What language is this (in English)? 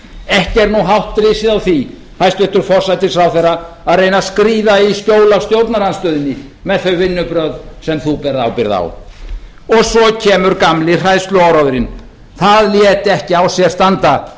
Icelandic